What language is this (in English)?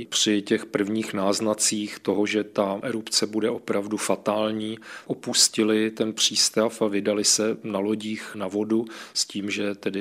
Czech